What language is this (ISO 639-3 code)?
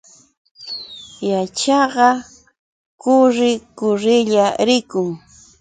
qux